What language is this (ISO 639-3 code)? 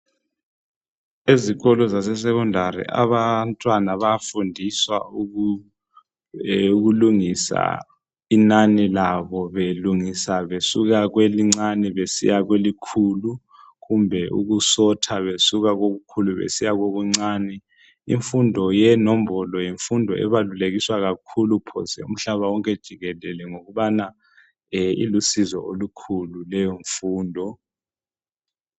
nde